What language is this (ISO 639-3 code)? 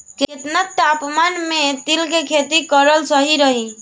bho